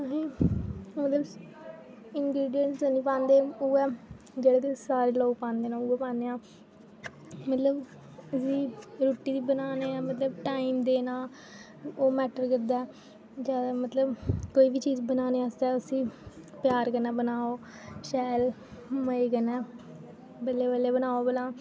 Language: Dogri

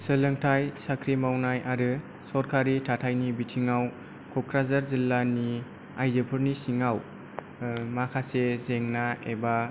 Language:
Bodo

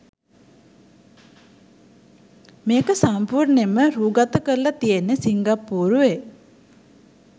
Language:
Sinhala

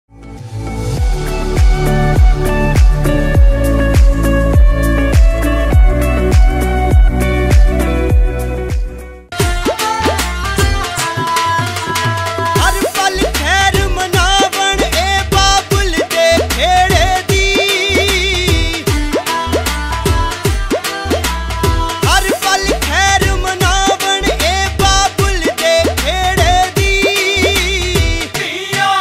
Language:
Punjabi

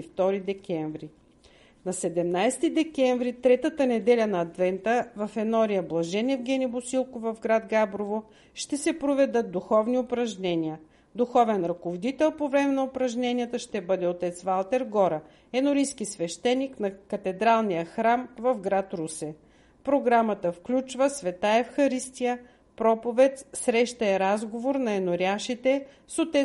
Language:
Bulgarian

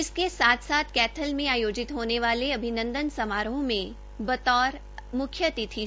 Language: Hindi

